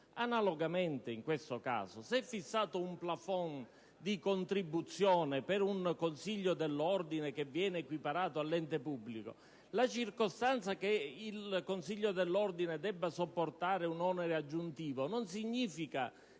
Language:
Italian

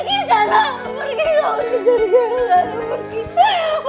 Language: Indonesian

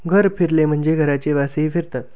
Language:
Marathi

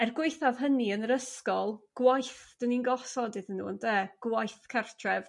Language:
Welsh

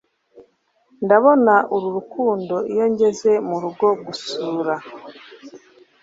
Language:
Kinyarwanda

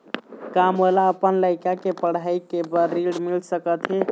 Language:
Chhattisgarhi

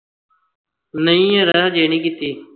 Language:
Punjabi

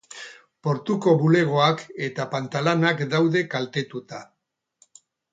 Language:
Basque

